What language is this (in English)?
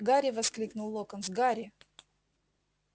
Russian